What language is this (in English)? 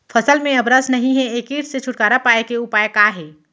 Chhattisgarhi